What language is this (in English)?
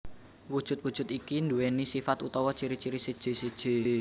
Javanese